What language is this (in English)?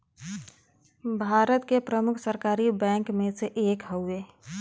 Bhojpuri